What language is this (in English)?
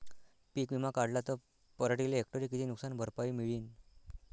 Marathi